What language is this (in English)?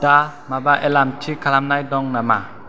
Bodo